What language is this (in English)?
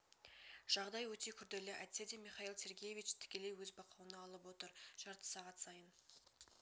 Kazakh